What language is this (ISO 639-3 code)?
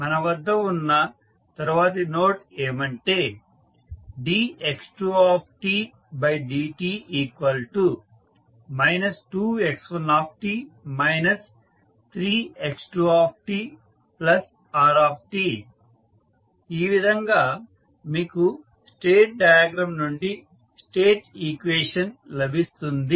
tel